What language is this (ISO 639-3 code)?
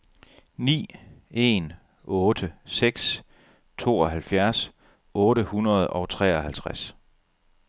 dan